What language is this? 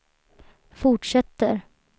Swedish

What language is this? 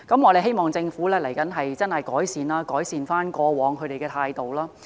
Cantonese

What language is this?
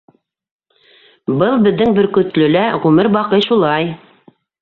Bashkir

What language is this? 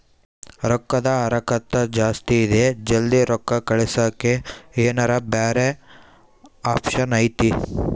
Kannada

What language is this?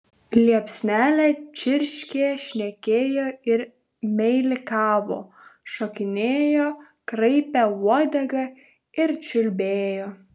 Lithuanian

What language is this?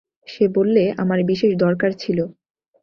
Bangla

